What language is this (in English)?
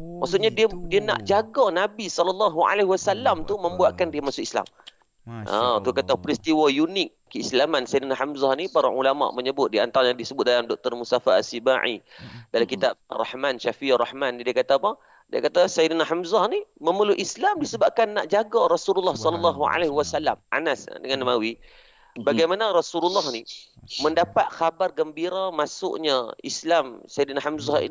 Malay